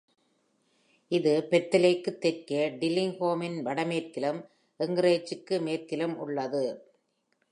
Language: Tamil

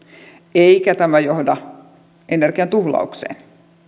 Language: Finnish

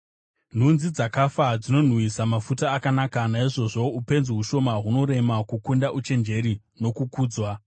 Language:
Shona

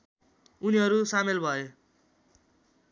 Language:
Nepali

